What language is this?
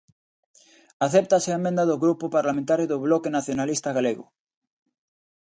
Galician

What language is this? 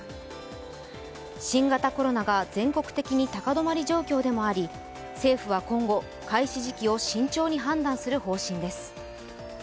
Japanese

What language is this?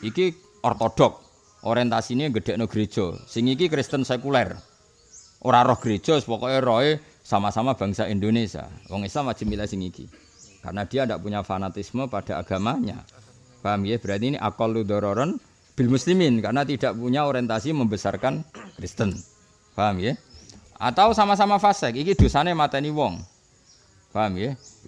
Indonesian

